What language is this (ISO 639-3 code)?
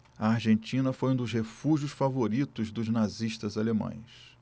por